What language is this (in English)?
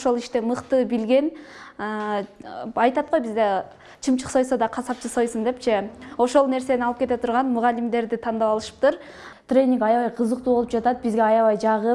Turkish